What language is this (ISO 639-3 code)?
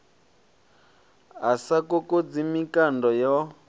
ven